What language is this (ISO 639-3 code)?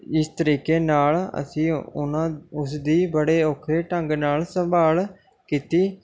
pan